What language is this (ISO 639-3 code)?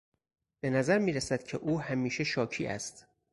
fas